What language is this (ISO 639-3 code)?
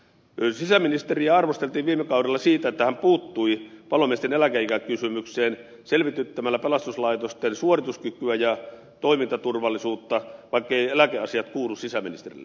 fin